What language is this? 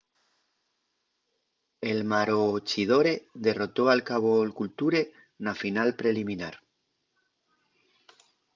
Asturian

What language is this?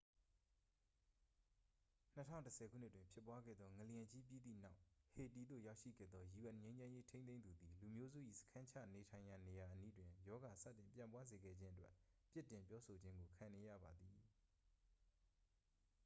Burmese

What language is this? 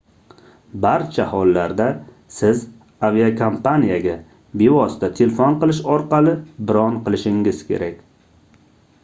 Uzbek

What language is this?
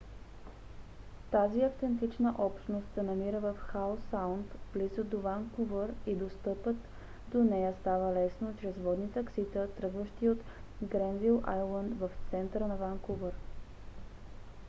Bulgarian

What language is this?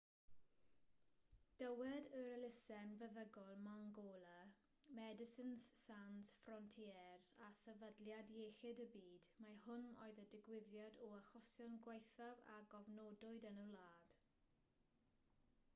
Welsh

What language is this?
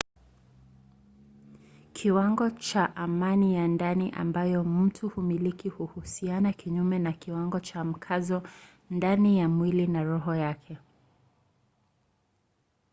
Swahili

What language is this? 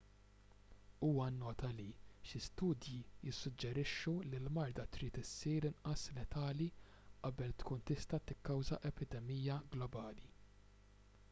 Maltese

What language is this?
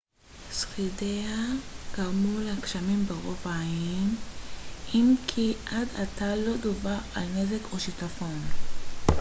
Hebrew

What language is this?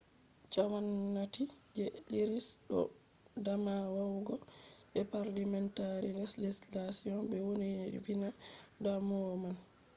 Fula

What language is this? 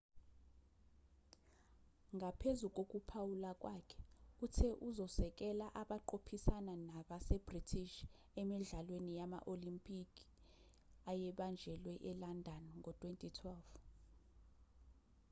Zulu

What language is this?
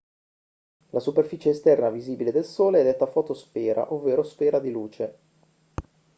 Italian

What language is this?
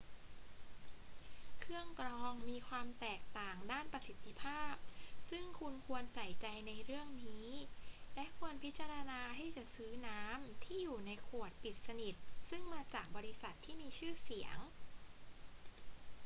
Thai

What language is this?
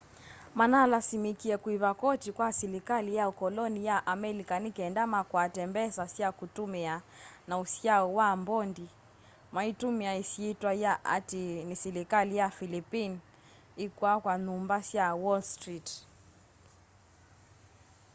Kamba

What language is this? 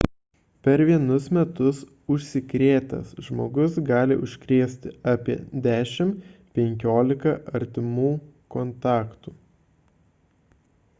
Lithuanian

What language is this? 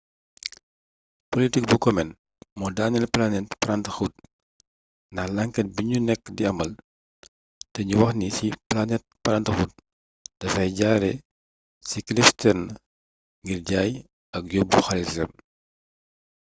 Wolof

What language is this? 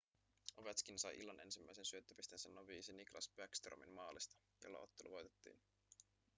Finnish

